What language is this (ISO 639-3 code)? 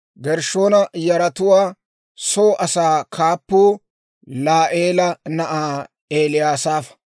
dwr